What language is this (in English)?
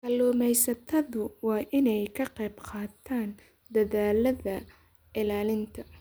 Somali